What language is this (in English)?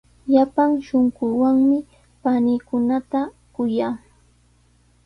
Sihuas Ancash Quechua